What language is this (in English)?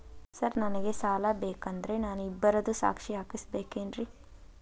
Kannada